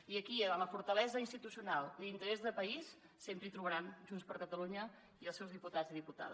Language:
Catalan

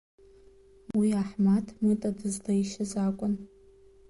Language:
Abkhazian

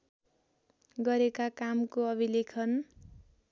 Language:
Nepali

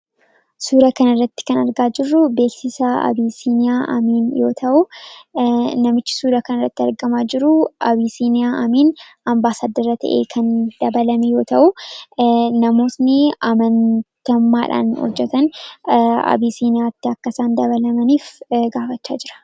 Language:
Oromo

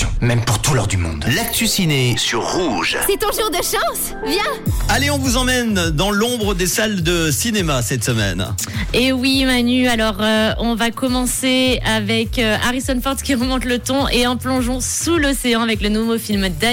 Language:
French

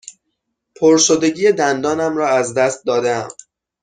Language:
Persian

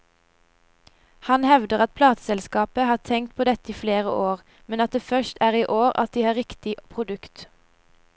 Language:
Norwegian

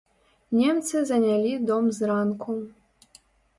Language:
Belarusian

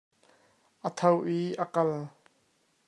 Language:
Hakha Chin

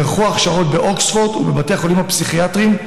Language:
Hebrew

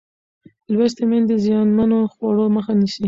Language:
Pashto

